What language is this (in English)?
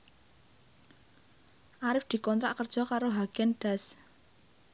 Javanese